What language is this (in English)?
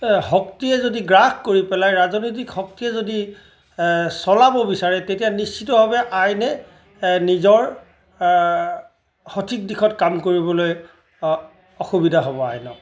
Assamese